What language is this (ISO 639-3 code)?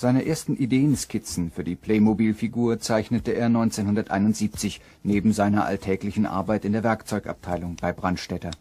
deu